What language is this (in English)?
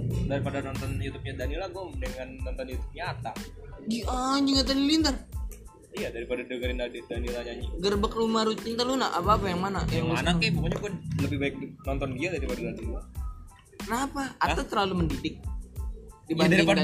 Indonesian